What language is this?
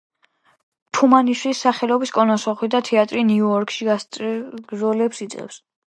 Georgian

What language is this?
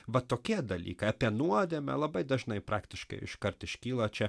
Lithuanian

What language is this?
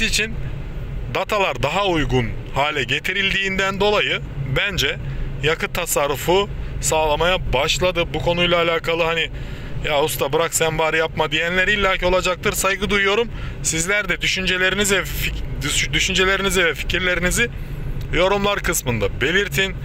Turkish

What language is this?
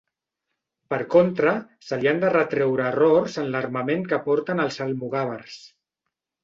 Catalan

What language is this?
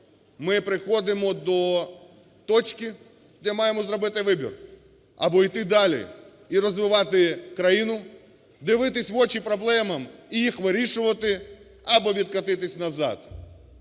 Ukrainian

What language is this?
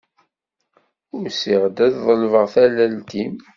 Kabyle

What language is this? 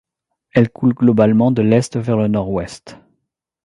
French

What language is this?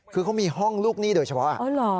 Thai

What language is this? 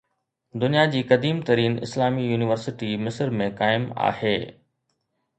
Sindhi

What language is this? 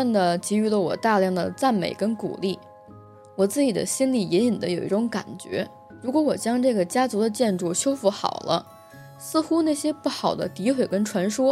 Chinese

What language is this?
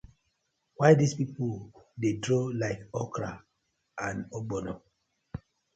Nigerian Pidgin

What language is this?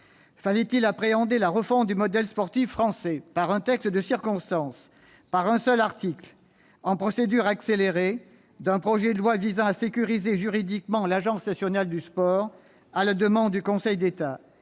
French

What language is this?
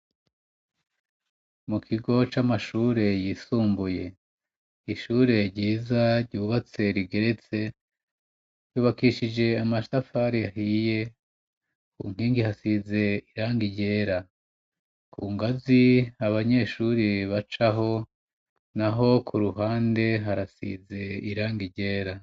Rundi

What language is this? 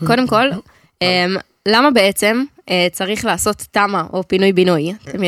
Hebrew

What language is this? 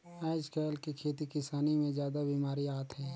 Chhattisgarhi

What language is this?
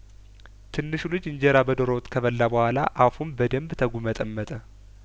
Amharic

